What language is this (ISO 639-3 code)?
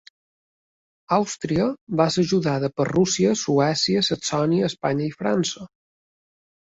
cat